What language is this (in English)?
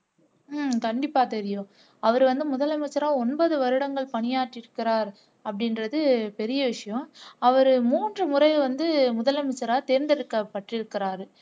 Tamil